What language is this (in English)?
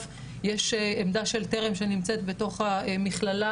Hebrew